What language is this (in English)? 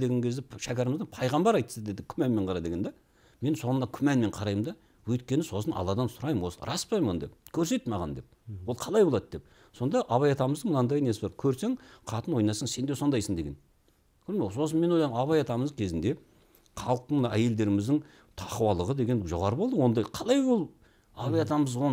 Turkish